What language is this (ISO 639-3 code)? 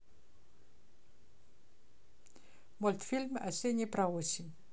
rus